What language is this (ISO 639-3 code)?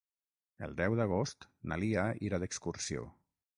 cat